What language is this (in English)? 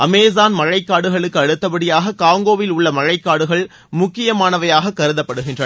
Tamil